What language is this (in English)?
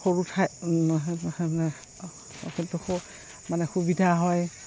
Assamese